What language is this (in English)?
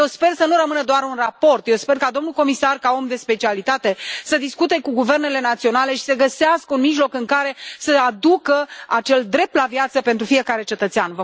Romanian